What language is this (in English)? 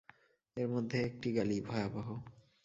Bangla